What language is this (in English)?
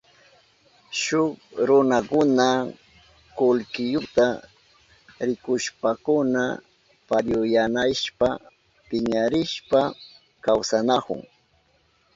Southern Pastaza Quechua